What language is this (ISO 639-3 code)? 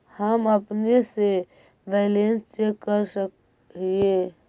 mag